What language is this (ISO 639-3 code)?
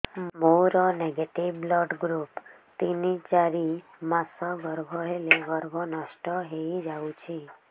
ori